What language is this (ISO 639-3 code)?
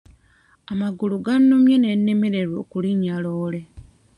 lug